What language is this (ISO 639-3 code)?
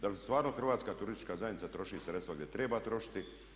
hrv